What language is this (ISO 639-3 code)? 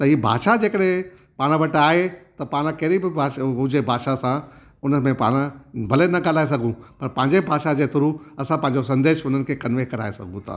snd